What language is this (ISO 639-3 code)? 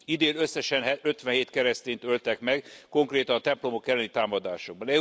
hun